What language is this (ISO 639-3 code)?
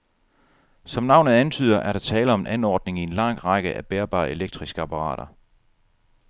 dan